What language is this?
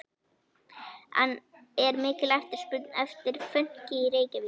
Icelandic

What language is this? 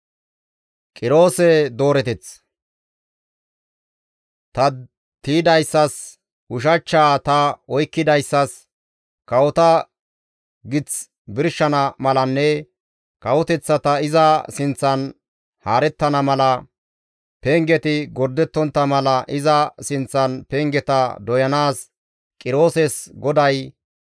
Gamo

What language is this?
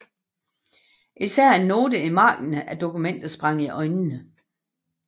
Danish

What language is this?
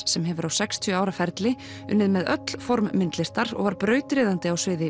Icelandic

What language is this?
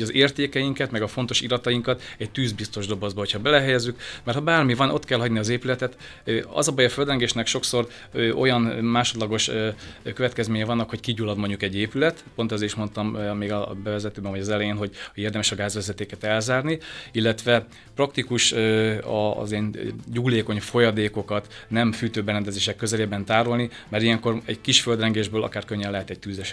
Hungarian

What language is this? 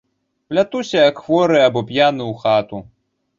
Belarusian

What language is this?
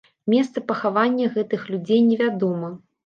Belarusian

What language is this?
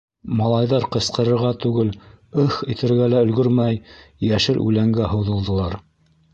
Bashkir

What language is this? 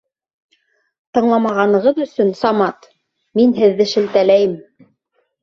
Bashkir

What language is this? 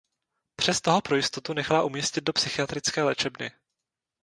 Czech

